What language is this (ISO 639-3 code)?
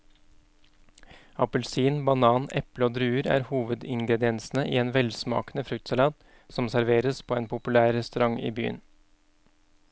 nor